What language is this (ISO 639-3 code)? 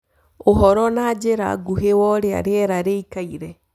kik